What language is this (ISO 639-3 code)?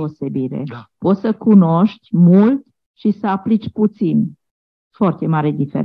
ron